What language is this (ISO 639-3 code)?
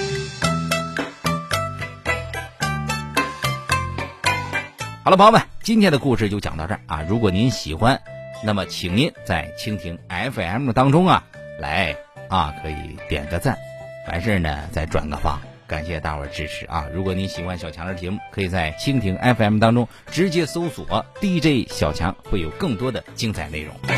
zho